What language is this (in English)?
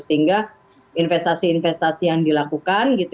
Indonesian